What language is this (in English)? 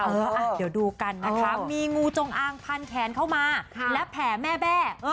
Thai